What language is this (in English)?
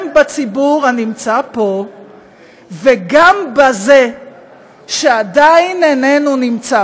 Hebrew